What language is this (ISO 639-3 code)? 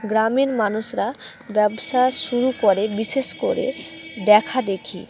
ben